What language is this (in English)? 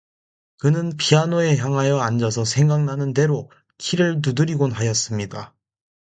Korean